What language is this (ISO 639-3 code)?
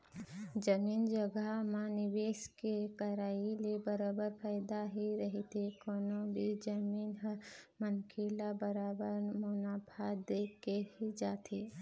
hne